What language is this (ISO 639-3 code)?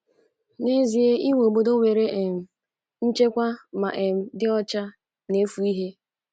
ibo